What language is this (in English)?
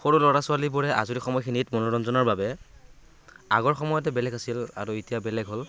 Assamese